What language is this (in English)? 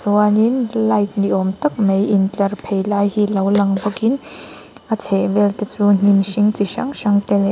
Mizo